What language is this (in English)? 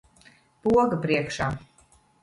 Latvian